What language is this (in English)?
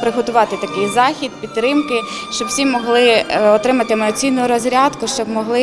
Ukrainian